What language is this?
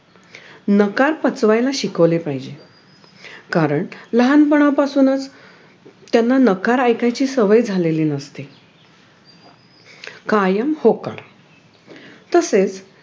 Marathi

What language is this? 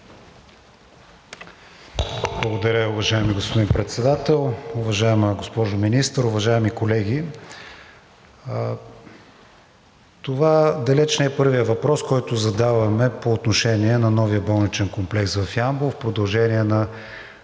Bulgarian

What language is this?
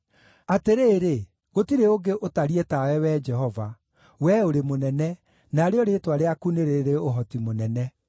Kikuyu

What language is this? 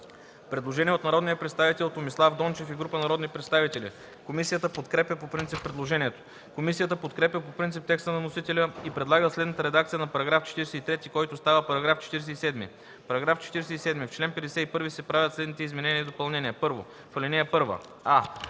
Bulgarian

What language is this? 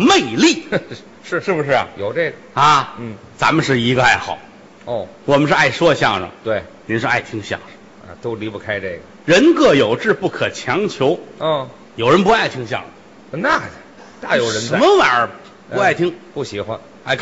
Chinese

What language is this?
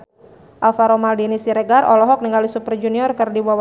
Sundanese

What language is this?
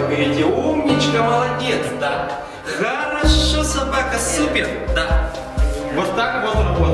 Russian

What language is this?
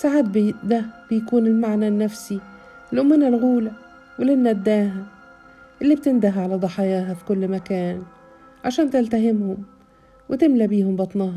Arabic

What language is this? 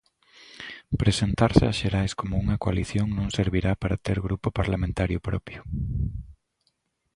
Galician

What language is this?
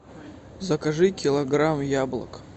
Russian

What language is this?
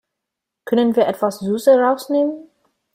German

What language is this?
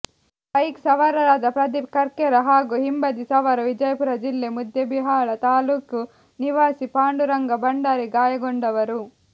Kannada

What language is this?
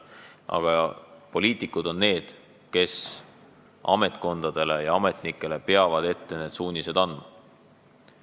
Estonian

